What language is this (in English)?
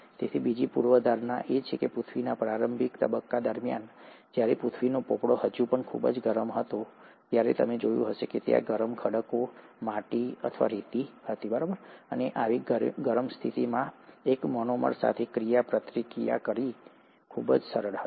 Gujarati